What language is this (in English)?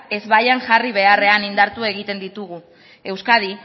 Basque